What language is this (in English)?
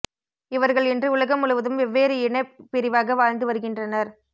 Tamil